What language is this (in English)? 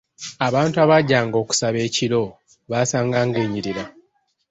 Ganda